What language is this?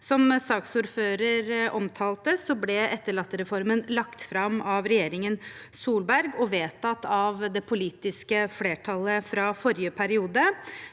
Norwegian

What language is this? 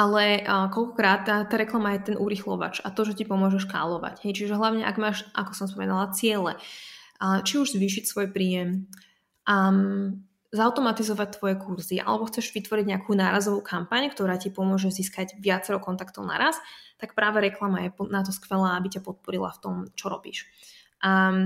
Slovak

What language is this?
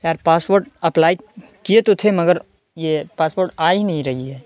Urdu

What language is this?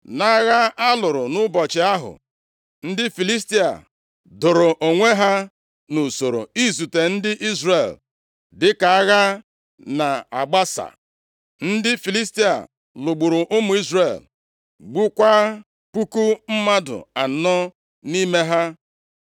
Igbo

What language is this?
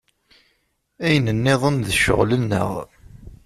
Kabyle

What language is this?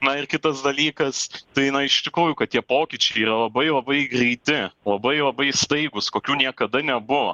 Lithuanian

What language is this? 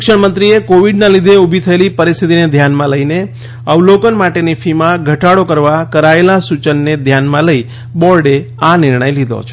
Gujarati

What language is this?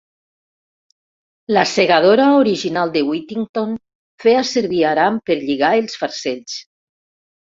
Catalan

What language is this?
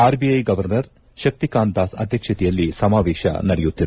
Kannada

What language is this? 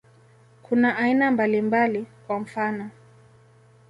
Swahili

